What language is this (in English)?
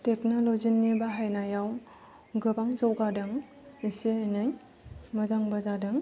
Bodo